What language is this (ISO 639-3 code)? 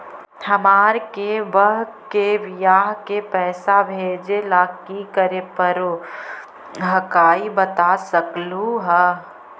mag